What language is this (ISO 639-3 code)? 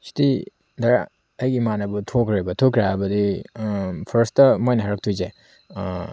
mni